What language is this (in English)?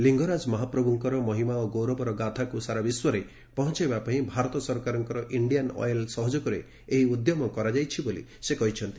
Odia